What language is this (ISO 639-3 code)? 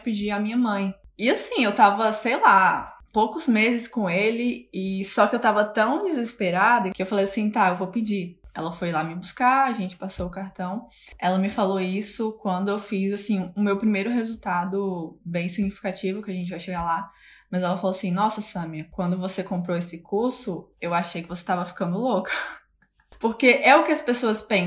por